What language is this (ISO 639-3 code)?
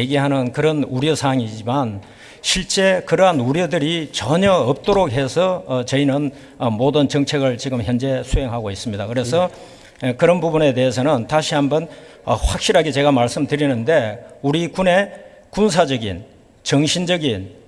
kor